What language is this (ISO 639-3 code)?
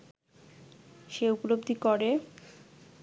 ben